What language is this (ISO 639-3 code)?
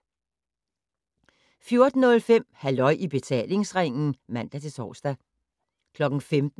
dan